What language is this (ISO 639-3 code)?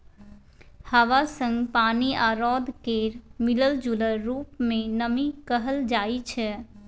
mai